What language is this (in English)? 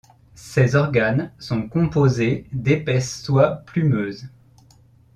French